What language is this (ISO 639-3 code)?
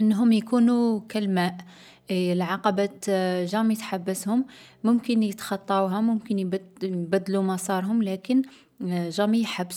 arq